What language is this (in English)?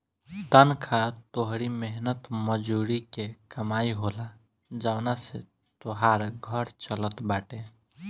Bhojpuri